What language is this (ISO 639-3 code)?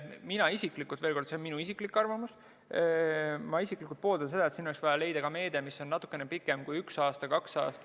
est